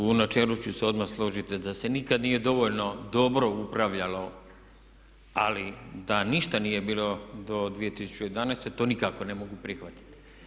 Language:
Croatian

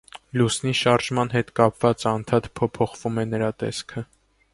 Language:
Armenian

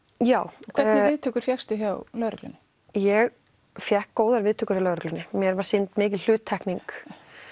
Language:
Icelandic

